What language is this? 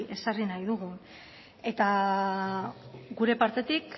Basque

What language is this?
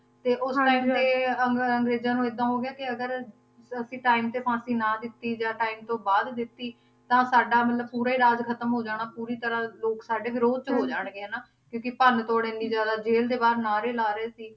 Punjabi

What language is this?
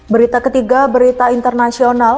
Indonesian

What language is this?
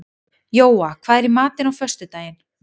Icelandic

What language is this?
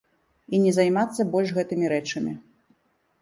Belarusian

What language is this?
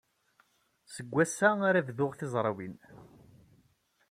Kabyle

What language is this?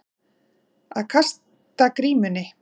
Icelandic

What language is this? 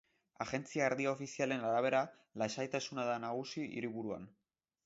Basque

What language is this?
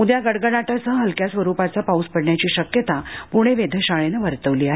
Marathi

